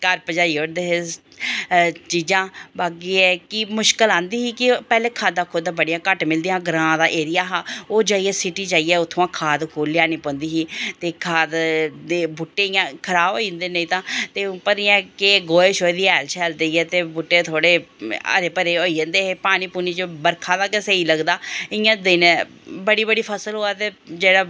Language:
Dogri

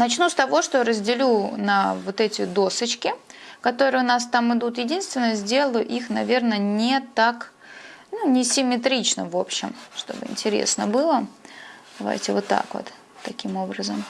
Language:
Russian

